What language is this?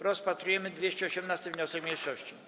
Polish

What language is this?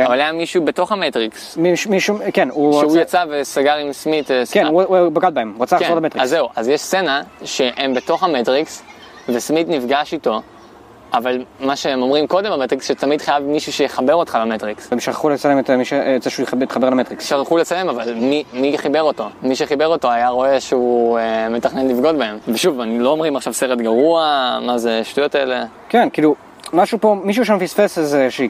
Hebrew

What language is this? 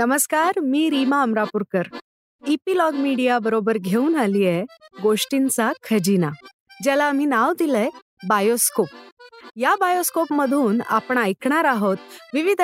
Marathi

